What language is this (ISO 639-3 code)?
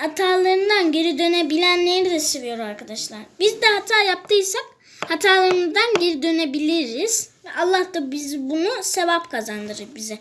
tur